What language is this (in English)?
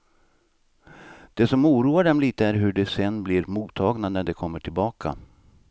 Swedish